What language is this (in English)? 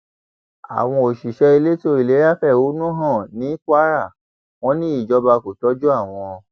Yoruba